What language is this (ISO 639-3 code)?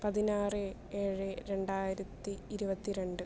mal